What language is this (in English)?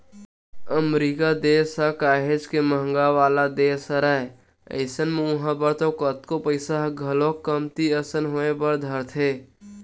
Chhattisgarhi